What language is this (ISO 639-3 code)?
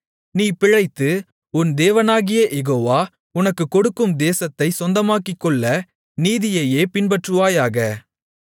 tam